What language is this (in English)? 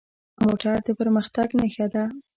Pashto